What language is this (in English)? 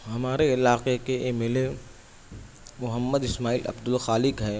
Urdu